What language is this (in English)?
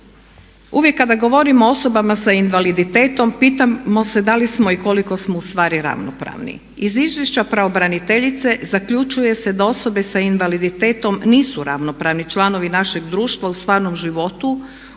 Croatian